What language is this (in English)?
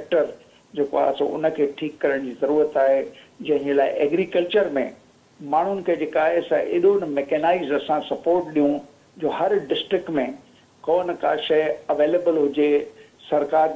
Hindi